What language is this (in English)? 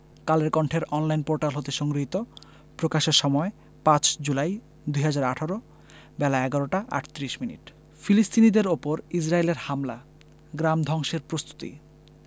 Bangla